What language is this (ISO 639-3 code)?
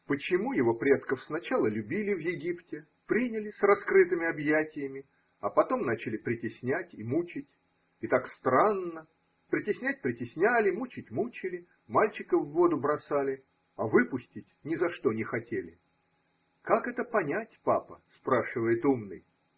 rus